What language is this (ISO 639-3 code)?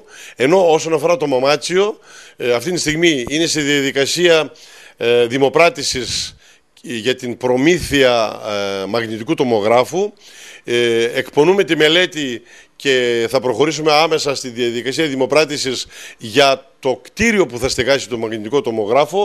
ell